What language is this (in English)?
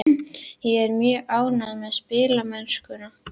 Icelandic